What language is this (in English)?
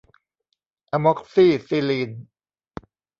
Thai